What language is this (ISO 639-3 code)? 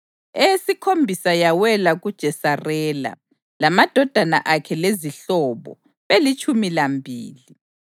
nde